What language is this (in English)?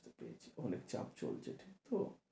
Bangla